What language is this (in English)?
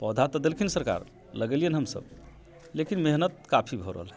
Maithili